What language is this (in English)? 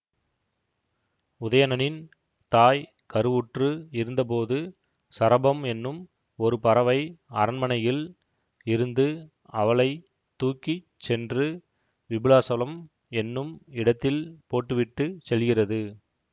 Tamil